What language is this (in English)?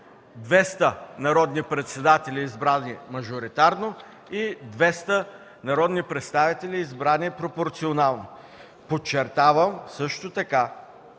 Bulgarian